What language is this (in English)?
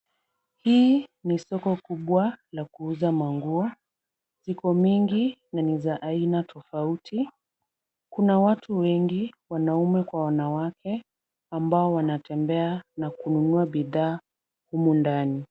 Swahili